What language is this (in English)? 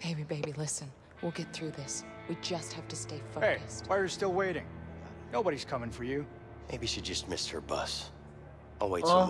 Turkish